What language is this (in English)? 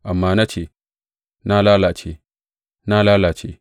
Hausa